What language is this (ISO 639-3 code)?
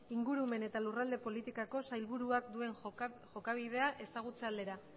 eus